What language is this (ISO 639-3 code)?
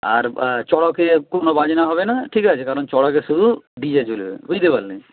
ben